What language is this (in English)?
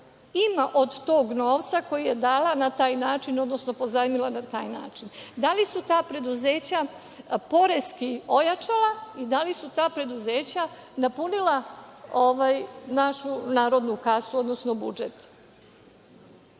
Serbian